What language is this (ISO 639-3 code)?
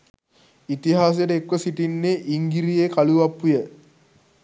sin